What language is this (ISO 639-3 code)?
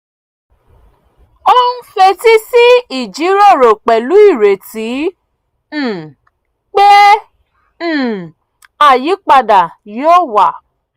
yor